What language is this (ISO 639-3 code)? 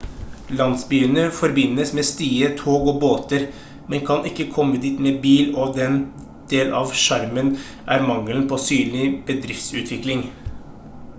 nob